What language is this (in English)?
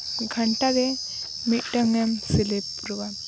Santali